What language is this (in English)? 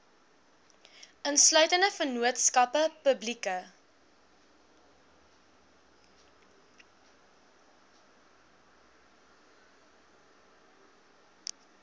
Afrikaans